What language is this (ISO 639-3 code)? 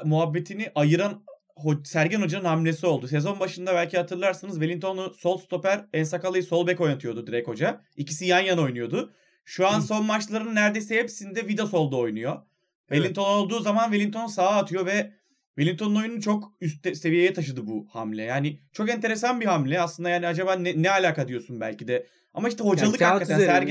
tur